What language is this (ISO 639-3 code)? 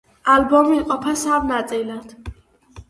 kat